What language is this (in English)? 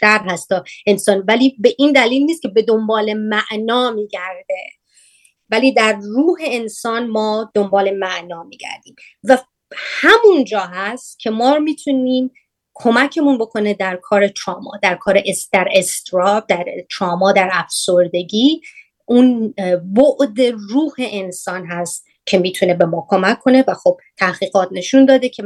Persian